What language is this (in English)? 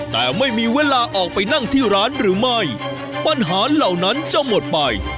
Thai